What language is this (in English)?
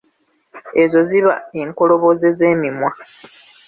Ganda